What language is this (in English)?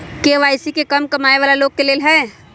Magahi